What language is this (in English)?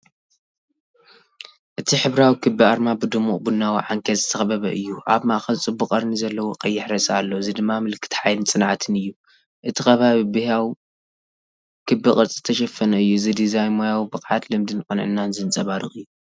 Tigrinya